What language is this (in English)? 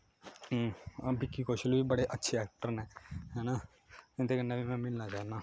Dogri